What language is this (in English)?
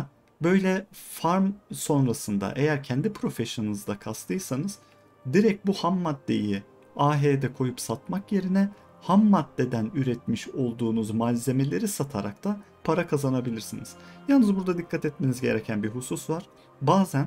Turkish